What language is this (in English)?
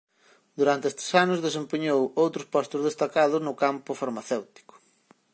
Galician